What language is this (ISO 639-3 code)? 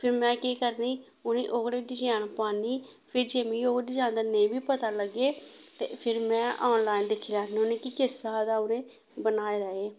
doi